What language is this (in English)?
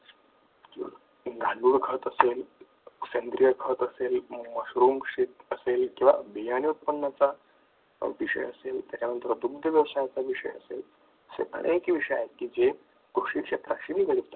Marathi